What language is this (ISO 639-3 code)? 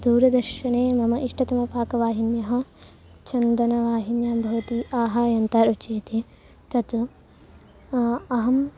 san